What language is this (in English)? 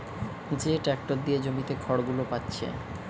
Bangla